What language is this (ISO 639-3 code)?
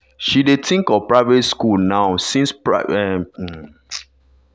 pcm